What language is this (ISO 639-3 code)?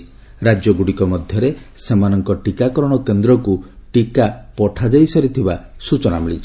ori